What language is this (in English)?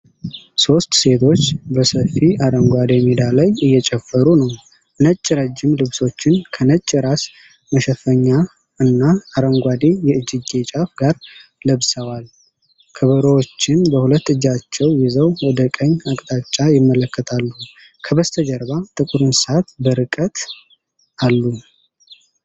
Amharic